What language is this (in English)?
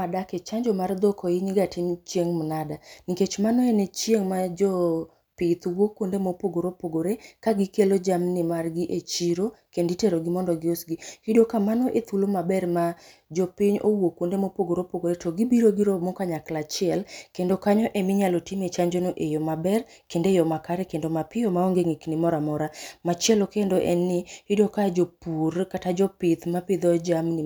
Luo (Kenya and Tanzania)